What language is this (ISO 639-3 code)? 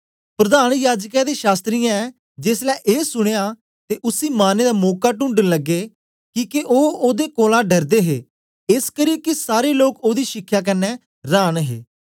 doi